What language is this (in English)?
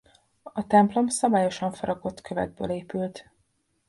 Hungarian